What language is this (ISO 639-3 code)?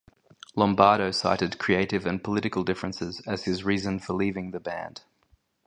eng